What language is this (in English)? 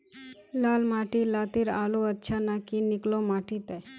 Magahi